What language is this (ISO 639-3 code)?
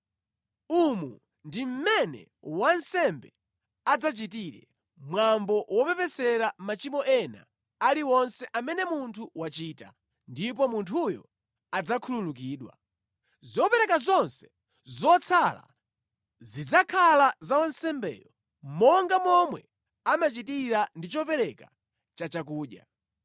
nya